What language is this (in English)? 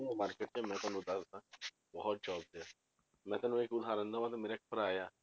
Punjabi